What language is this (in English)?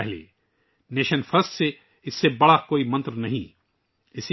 Urdu